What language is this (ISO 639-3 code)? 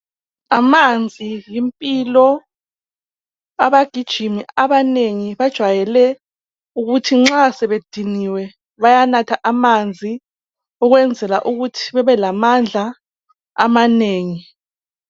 nde